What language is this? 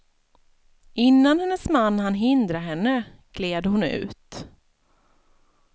Swedish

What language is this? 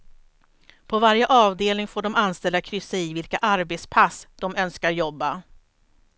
Swedish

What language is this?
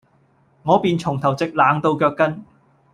Cantonese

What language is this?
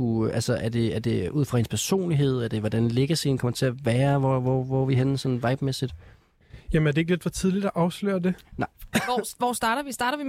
Danish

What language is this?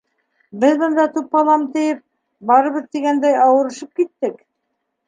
Bashkir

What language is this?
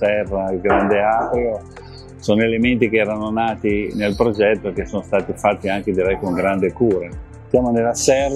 Italian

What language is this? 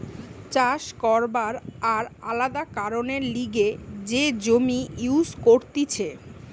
Bangla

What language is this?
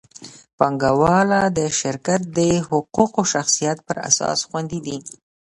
Pashto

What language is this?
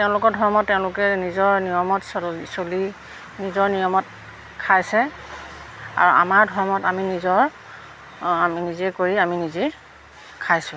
Assamese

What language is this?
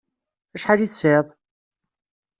Kabyle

